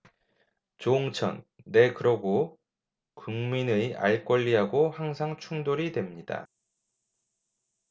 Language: Korean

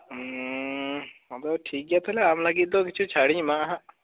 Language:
Santali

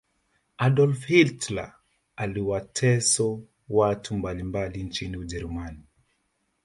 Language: Swahili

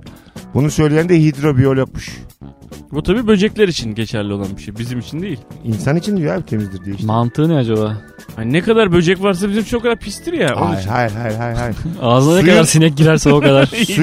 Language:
Turkish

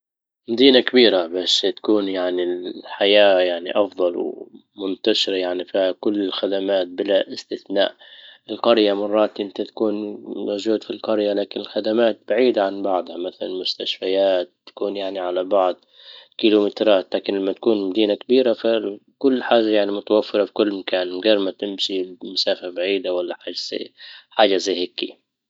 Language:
Libyan Arabic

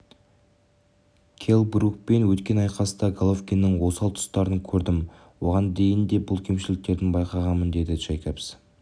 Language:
Kazakh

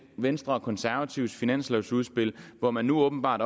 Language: Danish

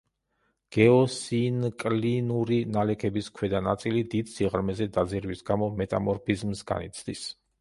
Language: Georgian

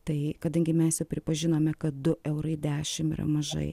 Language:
Lithuanian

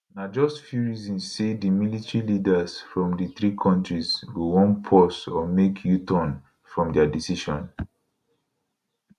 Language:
Nigerian Pidgin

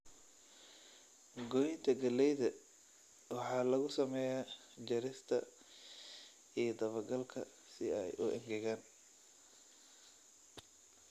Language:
Somali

